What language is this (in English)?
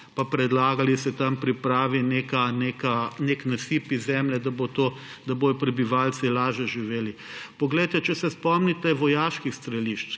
Slovenian